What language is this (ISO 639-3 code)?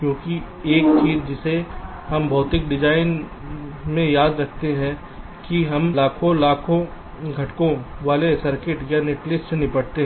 hin